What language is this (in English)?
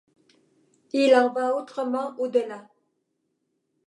French